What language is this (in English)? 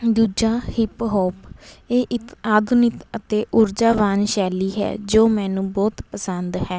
Punjabi